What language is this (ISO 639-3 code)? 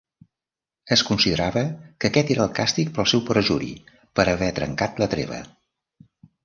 cat